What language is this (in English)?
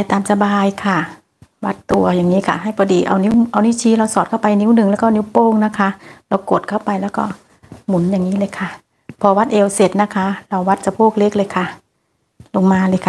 Thai